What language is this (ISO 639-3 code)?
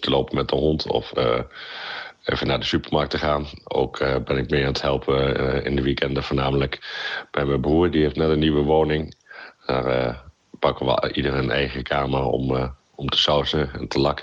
nld